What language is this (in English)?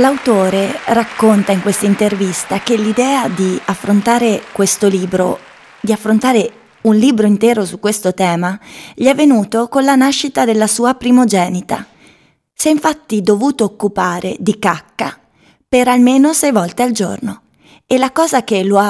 Italian